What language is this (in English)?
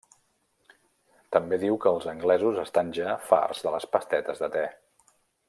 Catalan